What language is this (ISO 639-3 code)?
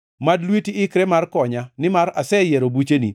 luo